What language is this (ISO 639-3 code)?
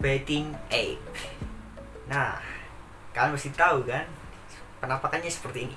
ind